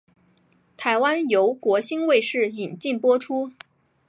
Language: Chinese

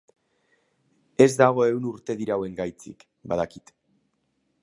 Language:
Basque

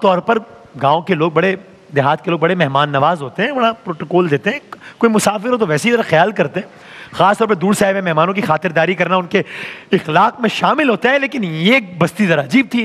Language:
Hindi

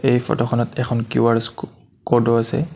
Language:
Assamese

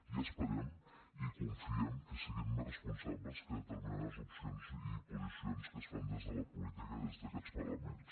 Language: Catalan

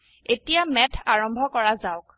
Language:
Assamese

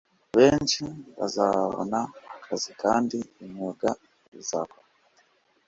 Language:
Kinyarwanda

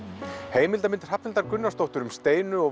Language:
Icelandic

